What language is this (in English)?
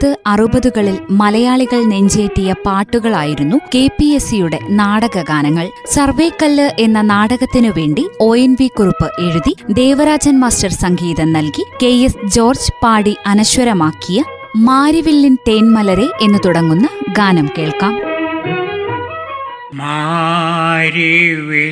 Malayalam